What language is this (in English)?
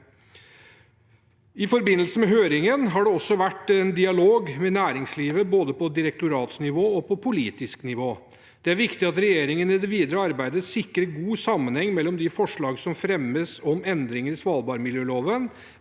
Norwegian